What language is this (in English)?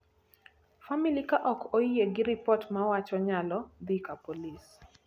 Luo (Kenya and Tanzania)